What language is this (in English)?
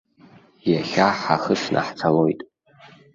Abkhazian